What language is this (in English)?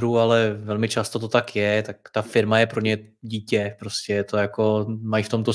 Czech